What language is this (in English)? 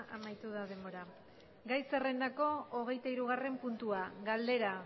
Basque